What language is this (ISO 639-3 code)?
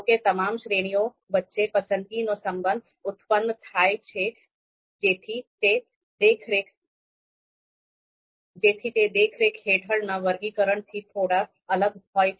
guj